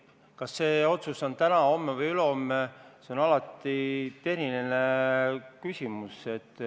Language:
Estonian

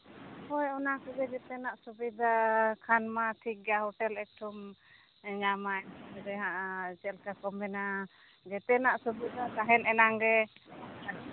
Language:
Santali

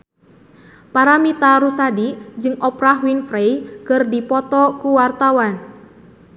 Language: Sundanese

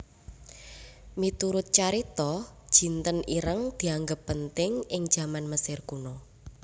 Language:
Javanese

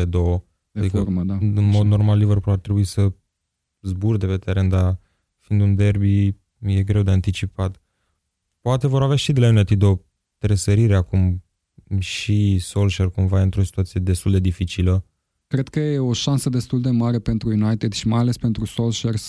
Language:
Romanian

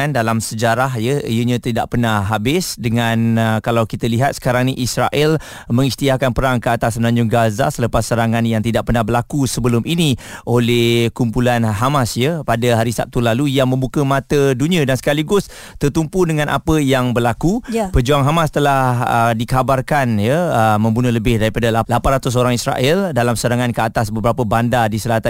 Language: Malay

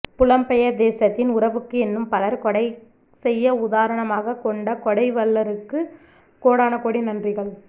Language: Tamil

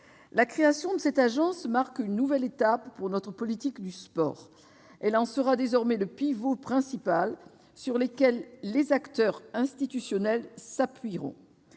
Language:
French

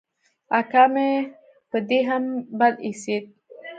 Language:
Pashto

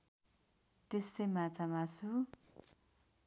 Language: Nepali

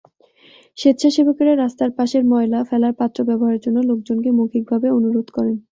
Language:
Bangla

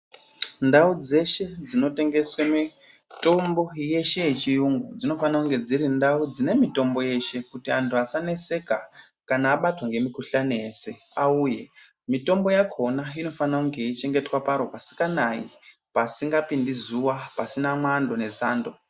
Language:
Ndau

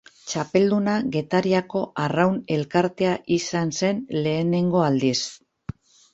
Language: Basque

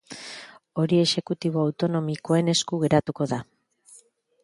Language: Basque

